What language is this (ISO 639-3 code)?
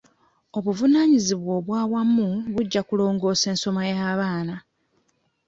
lug